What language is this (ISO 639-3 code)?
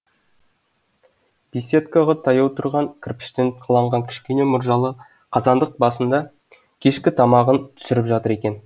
kaz